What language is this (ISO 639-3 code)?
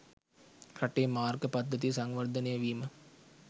sin